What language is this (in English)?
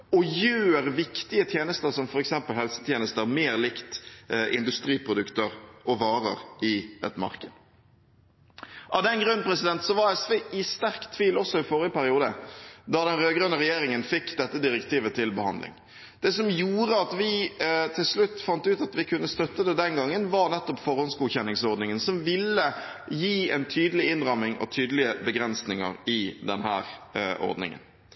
Norwegian Bokmål